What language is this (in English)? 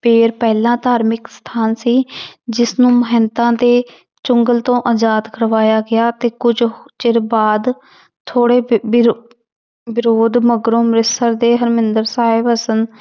Punjabi